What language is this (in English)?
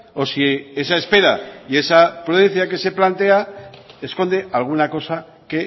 Spanish